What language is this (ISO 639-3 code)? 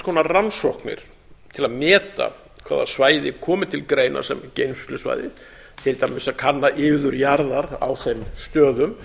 isl